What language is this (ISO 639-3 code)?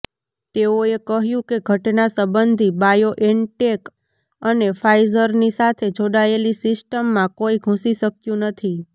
guj